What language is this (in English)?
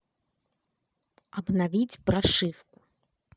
Russian